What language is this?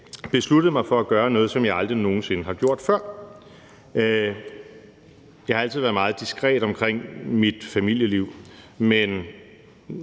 Danish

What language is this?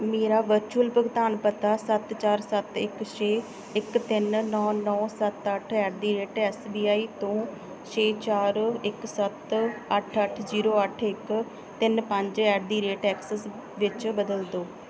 Punjabi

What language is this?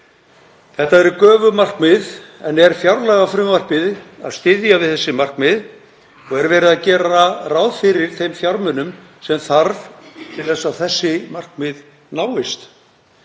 Icelandic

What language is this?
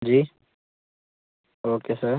Hindi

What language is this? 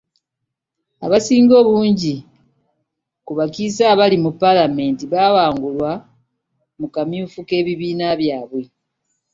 Ganda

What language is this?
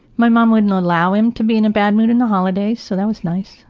English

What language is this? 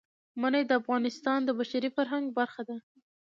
Pashto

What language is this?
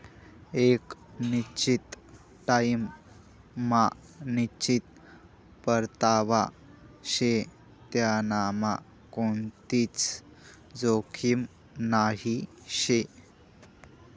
Marathi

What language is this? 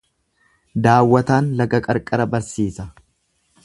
Oromo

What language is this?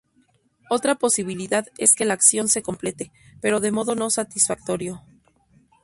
Spanish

